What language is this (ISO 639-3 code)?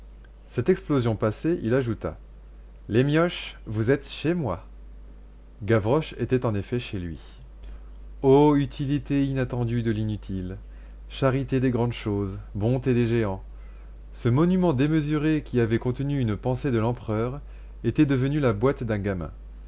fra